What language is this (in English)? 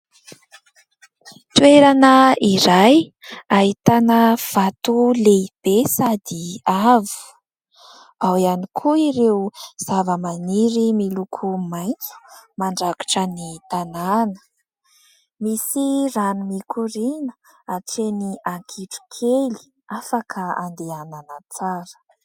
Malagasy